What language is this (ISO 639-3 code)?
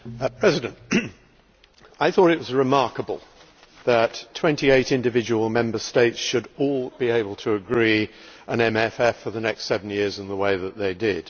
eng